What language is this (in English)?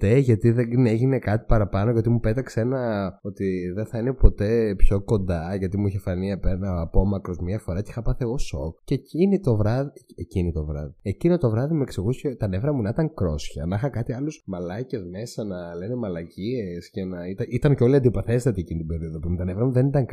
Greek